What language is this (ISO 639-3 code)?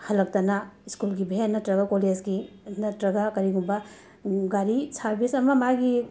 mni